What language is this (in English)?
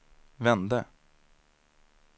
Swedish